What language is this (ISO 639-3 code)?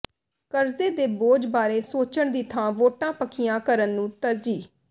pan